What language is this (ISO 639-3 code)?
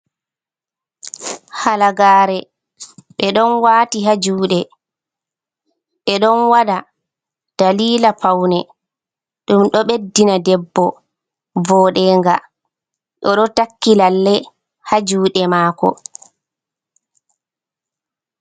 ful